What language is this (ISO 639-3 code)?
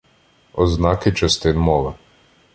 ukr